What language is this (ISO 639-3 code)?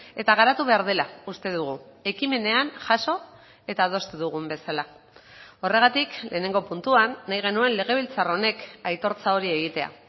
eus